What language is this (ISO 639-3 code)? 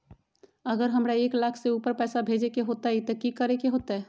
mag